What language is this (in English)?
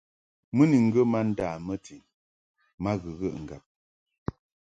Mungaka